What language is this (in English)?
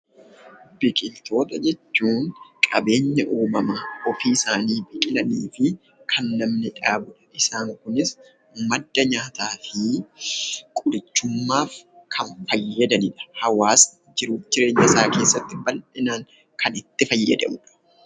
Oromo